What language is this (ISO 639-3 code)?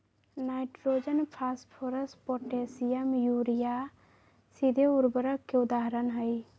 mag